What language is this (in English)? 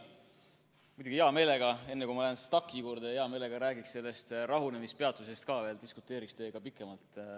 Estonian